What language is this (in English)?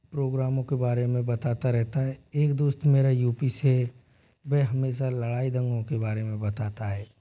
Hindi